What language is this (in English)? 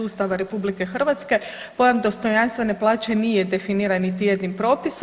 Croatian